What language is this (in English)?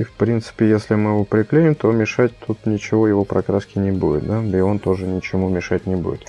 Russian